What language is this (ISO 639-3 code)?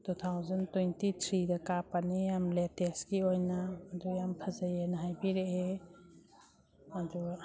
mni